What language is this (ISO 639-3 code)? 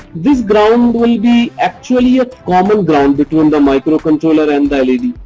eng